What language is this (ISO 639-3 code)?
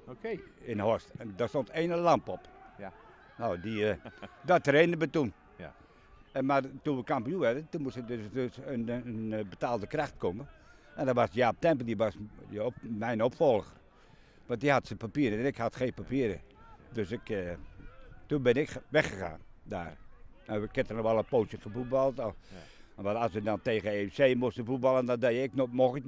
nld